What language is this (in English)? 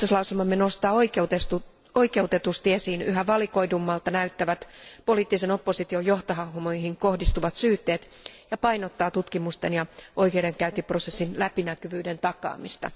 Finnish